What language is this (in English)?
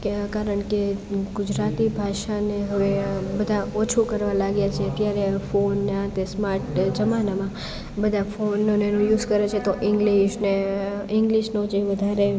Gujarati